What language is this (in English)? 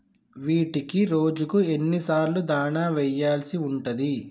Telugu